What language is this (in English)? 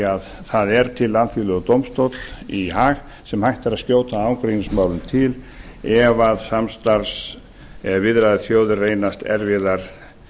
Icelandic